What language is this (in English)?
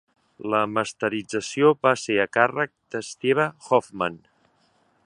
Catalan